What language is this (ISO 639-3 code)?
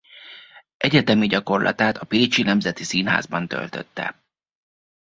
hun